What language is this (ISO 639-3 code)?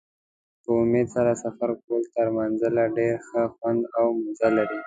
pus